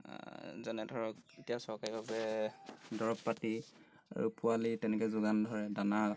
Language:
Assamese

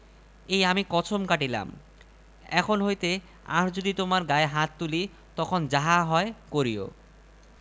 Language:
Bangla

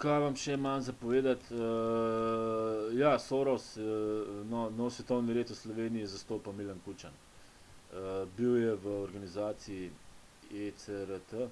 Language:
Slovenian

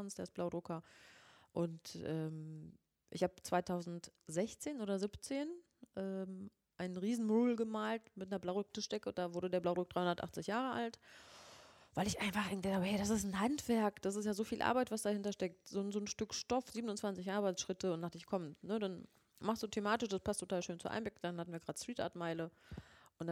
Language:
German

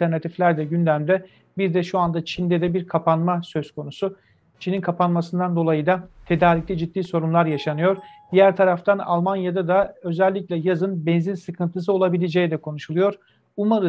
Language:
Turkish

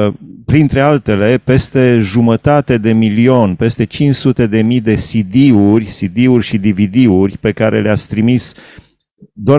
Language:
Romanian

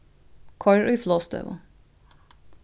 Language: Faroese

